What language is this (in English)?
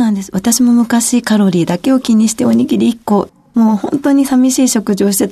Japanese